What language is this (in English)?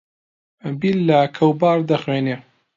Central Kurdish